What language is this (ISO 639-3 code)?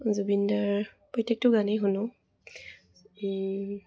asm